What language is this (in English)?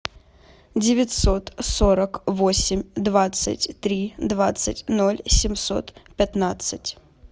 Russian